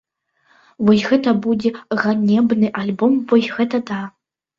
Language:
Belarusian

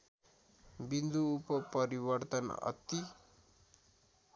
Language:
Nepali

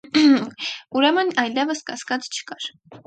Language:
Armenian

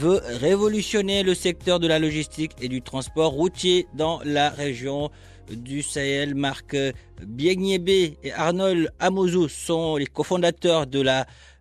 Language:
French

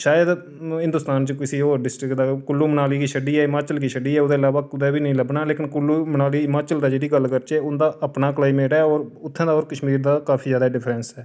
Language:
Dogri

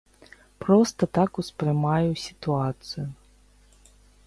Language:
Belarusian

